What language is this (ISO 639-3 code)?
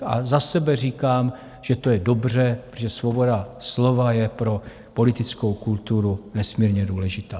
ces